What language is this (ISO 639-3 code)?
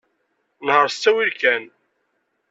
kab